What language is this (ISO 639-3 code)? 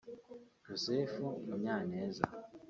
kin